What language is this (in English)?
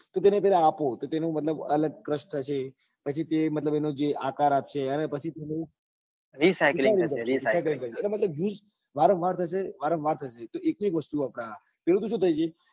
Gujarati